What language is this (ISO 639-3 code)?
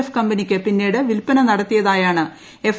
mal